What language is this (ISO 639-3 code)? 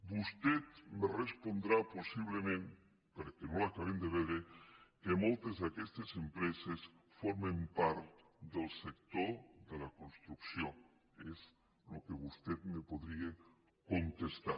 cat